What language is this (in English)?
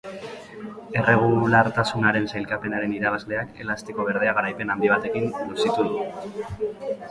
Basque